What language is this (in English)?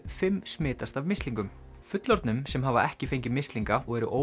Icelandic